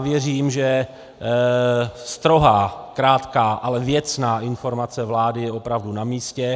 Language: Czech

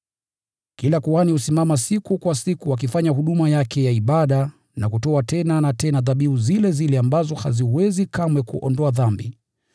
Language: Swahili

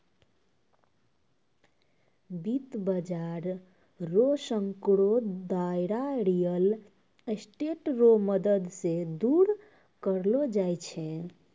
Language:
Maithili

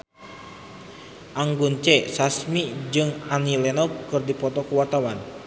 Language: Sundanese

